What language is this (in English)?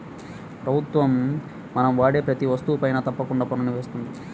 Telugu